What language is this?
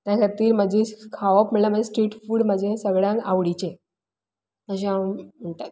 Konkani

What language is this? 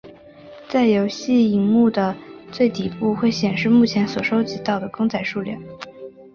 Chinese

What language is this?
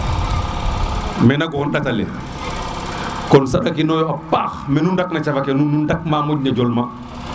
Serer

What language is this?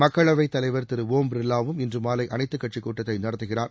Tamil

